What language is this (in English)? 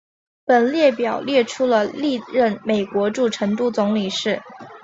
Chinese